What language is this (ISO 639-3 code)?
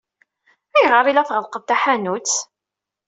kab